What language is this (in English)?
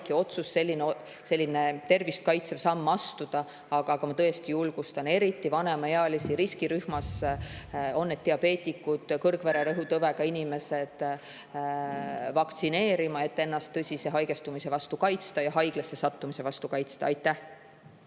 Estonian